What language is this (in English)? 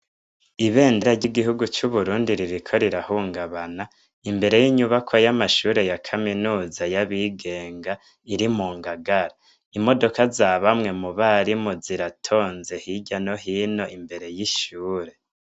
Rundi